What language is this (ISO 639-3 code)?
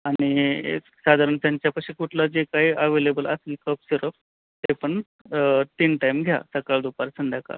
mar